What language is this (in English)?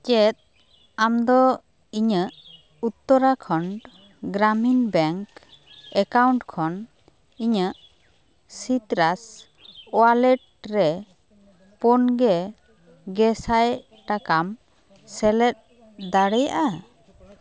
Santali